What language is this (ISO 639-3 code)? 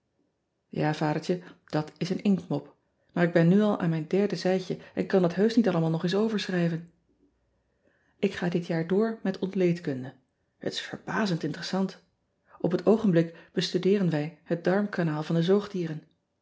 nld